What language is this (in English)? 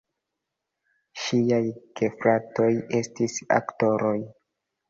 Esperanto